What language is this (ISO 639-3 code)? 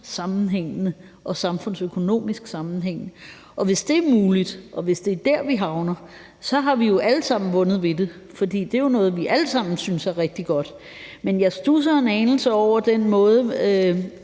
dan